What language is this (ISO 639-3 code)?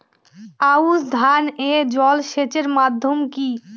ben